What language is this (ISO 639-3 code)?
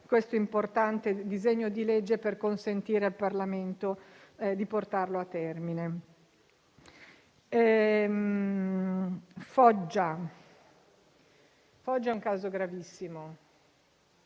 ita